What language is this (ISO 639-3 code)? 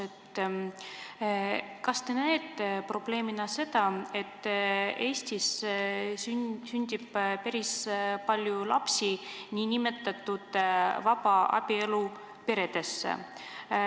est